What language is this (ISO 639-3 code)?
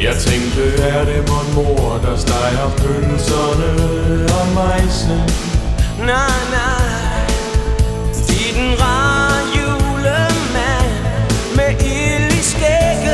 dan